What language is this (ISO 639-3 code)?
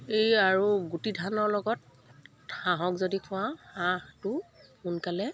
asm